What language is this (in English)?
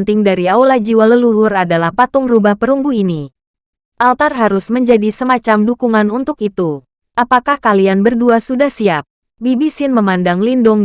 Indonesian